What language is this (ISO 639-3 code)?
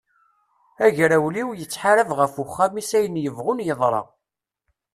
kab